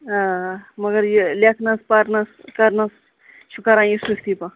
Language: Kashmiri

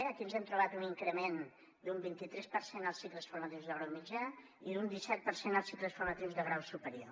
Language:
Catalan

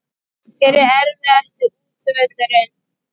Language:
Icelandic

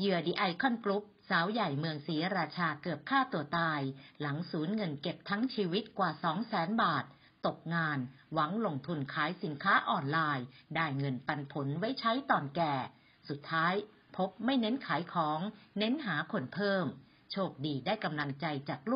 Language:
Thai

